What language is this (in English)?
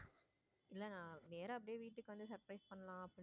Tamil